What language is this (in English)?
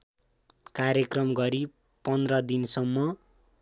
Nepali